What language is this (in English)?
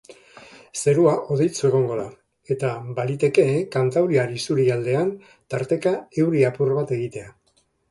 Basque